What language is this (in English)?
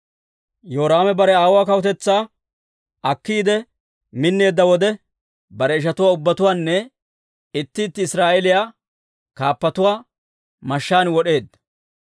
Dawro